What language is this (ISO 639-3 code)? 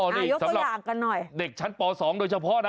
tha